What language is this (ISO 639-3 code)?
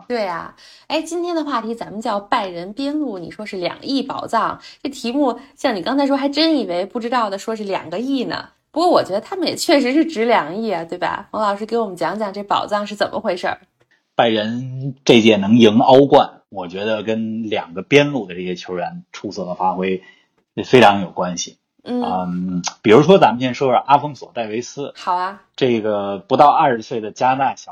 zho